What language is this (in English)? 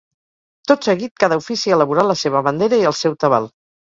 Catalan